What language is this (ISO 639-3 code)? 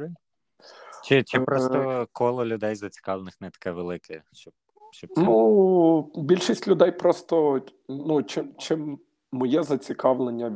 ukr